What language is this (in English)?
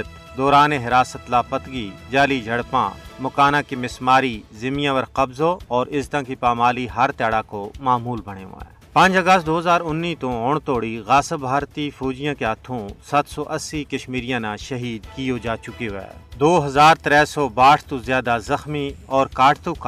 Urdu